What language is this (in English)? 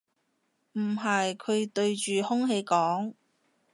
Cantonese